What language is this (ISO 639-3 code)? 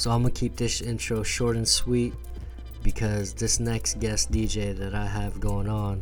eng